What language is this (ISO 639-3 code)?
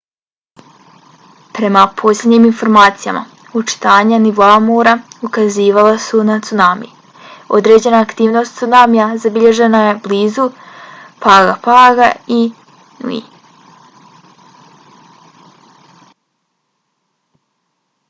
bos